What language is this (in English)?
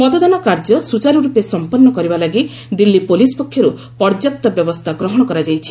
Odia